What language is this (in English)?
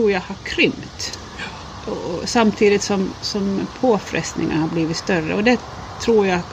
Swedish